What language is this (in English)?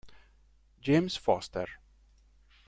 Italian